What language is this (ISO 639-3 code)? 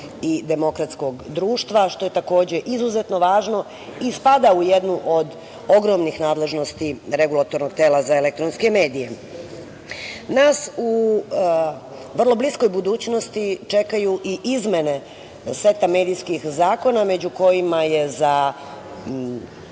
srp